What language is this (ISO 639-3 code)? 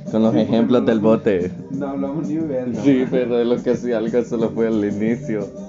spa